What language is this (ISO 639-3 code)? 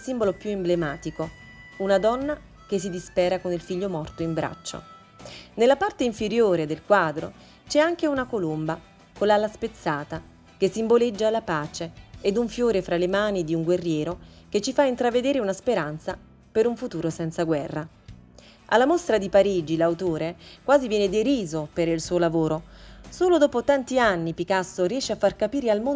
ita